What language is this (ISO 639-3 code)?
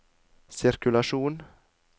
nor